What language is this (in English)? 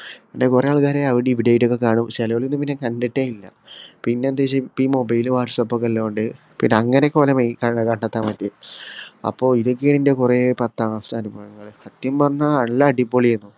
Malayalam